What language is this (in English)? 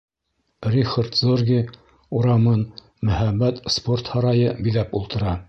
Bashkir